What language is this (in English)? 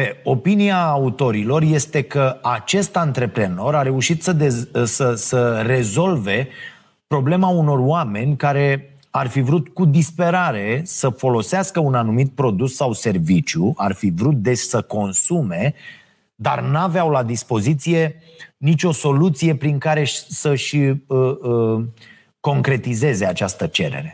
Romanian